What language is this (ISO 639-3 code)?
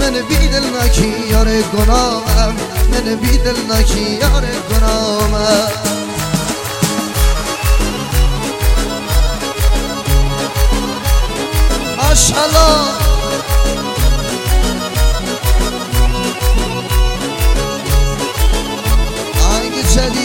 fas